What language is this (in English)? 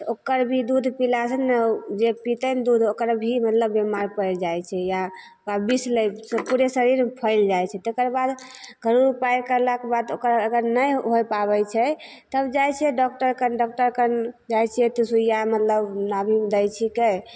Maithili